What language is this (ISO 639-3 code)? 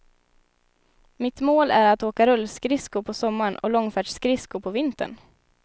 swe